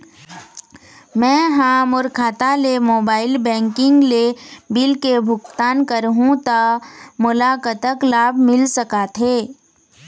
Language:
Chhattisgarhi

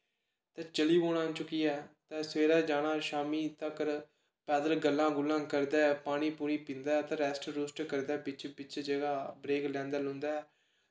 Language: Dogri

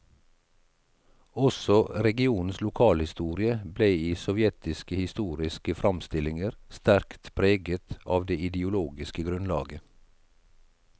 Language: Norwegian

